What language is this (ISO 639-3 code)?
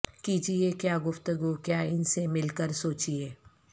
urd